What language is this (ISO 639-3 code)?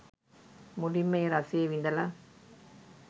sin